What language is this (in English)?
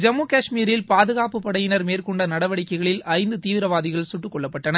Tamil